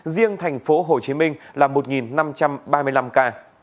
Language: Vietnamese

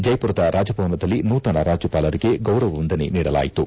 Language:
Kannada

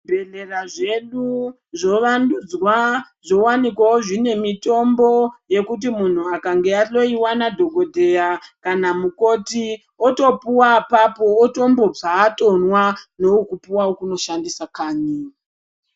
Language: Ndau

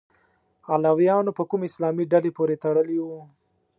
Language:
Pashto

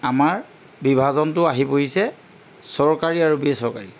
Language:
Assamese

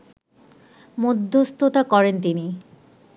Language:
Bangla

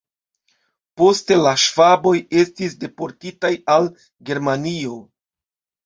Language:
Esperanto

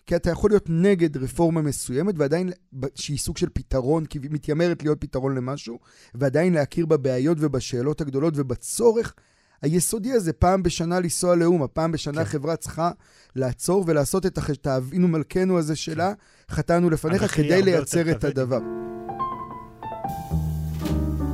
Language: Hebrew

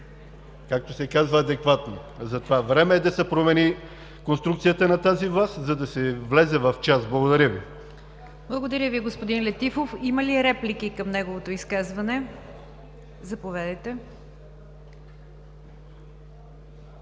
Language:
Bulgarian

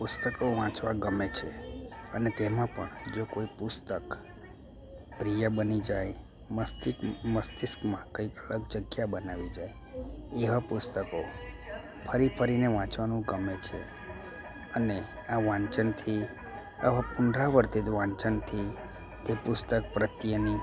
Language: Gujarati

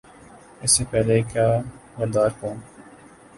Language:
Urdu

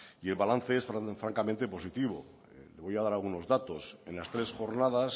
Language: Spanish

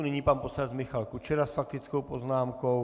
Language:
Czech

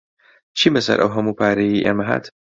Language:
Central Kurdish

